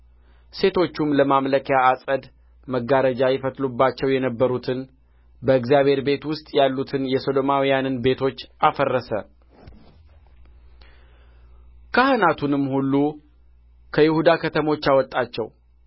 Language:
Amharic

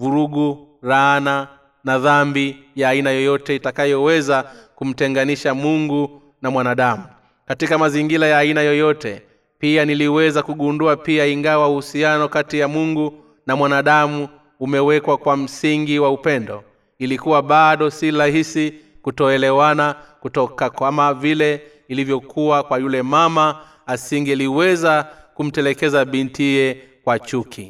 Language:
Swahili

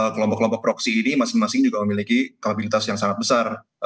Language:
Indonesian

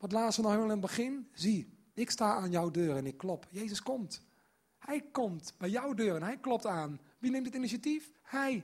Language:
Dutch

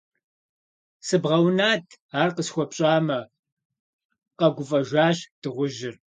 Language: Kabardian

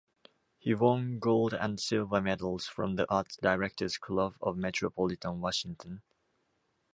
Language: English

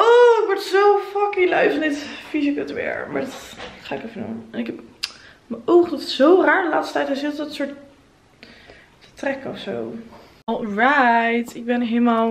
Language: Dutch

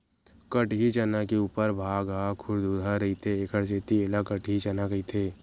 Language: Chhattisgarhi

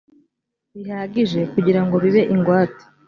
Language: Kinyarwanda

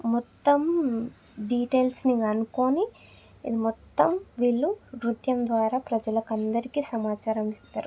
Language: Telugu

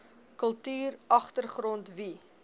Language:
Afrikaans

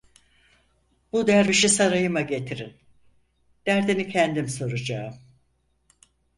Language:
Turkish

